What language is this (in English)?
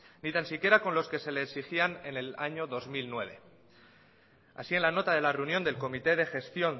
Spanish